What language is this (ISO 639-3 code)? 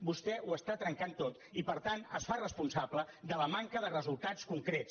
cat